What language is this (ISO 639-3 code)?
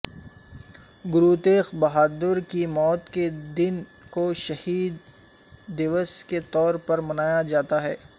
urd